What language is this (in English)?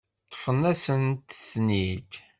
Kabyle